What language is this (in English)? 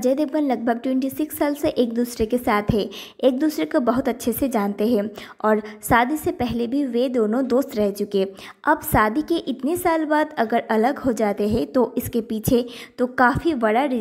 Hindi